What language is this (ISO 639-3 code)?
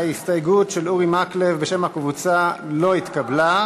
heb